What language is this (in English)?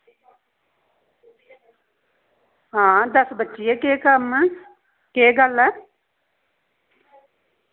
Dogri